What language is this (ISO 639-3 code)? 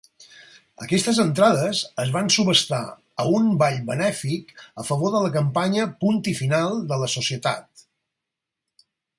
cat